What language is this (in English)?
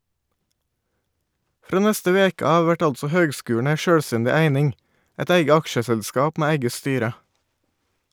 Norwegian